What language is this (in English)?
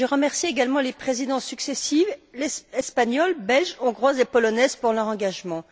French